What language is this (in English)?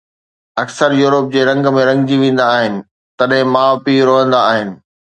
Sindhi